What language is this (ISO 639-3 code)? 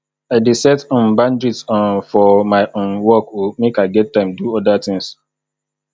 pcm